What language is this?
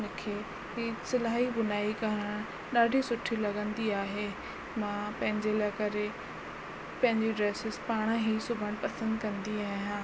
Sindhi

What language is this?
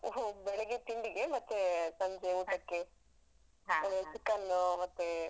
Kannada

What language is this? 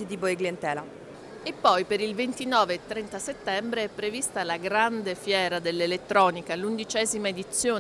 Italian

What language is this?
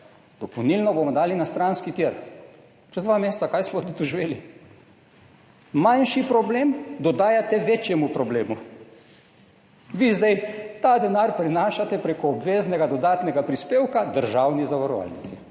Slovenian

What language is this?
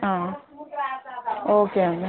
Telugu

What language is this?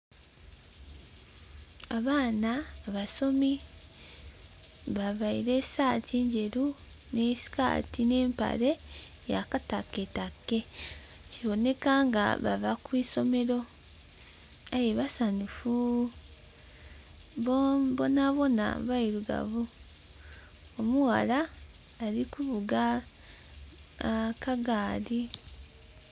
Soga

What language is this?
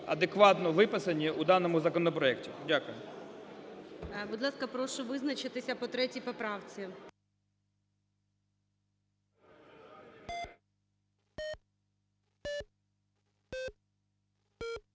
Ukrainian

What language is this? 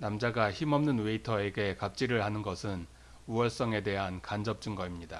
Korean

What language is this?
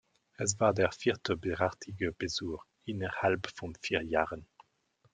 German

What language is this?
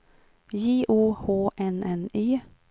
Swedish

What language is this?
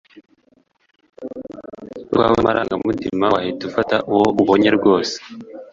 Kinyarwanda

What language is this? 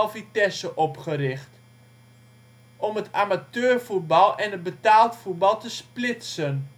Dutch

